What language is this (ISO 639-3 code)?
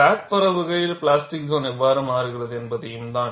tam